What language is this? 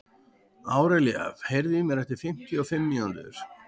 Icelandic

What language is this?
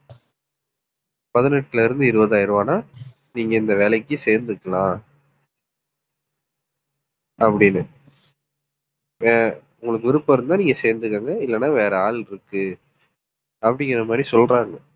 Tamil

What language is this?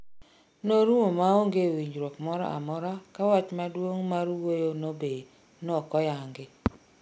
Luo (Kenya and Tanzania)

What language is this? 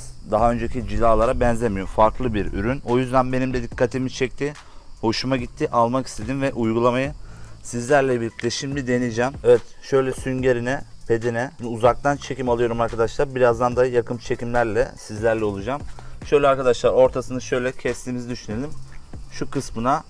Turkish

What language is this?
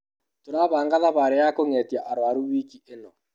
Kikuyu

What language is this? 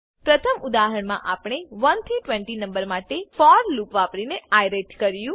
Gujarati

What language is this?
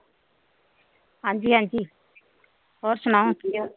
Punjabi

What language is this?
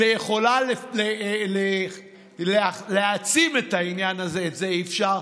Hebrew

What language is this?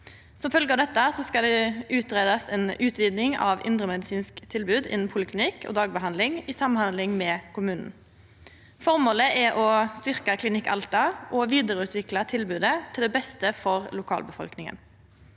Norwegian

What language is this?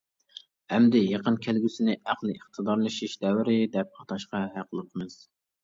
Uyghur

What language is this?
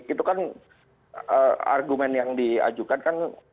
Indonesian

